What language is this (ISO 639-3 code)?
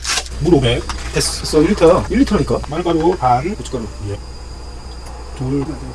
kor